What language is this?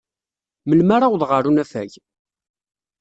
Kabyle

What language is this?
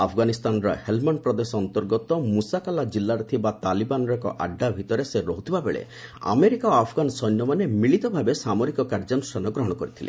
Odia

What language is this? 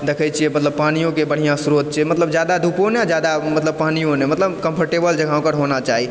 Maithili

